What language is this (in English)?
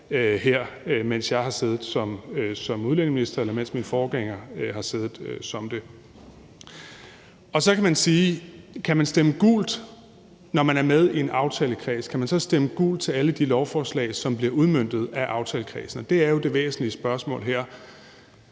Danish